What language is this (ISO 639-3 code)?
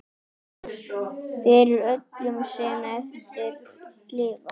isl